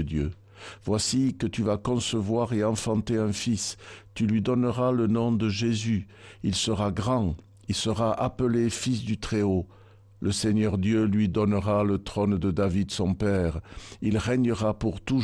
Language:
French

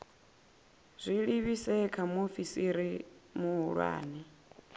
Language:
Venda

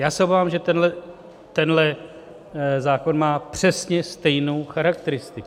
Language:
Czech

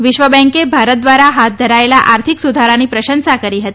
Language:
Gujarati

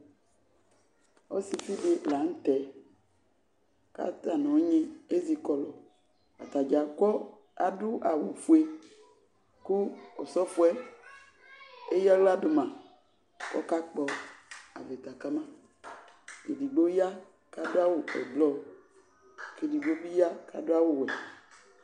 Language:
Ikposo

